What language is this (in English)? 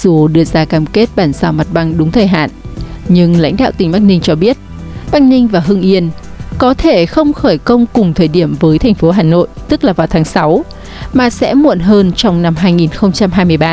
Vietnamese